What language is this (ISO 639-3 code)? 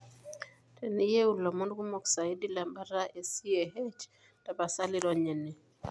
mas